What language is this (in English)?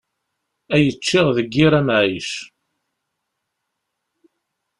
Kabyle